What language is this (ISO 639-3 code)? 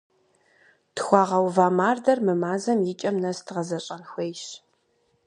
kbd